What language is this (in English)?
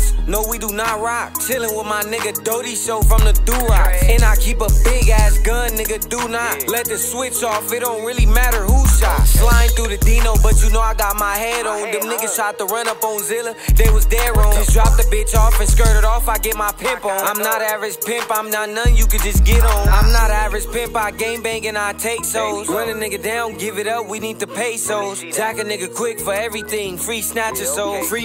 English